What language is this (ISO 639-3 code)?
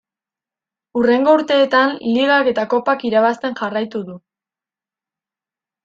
eus